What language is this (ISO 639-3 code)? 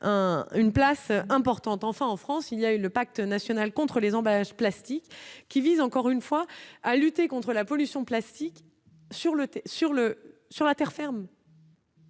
fra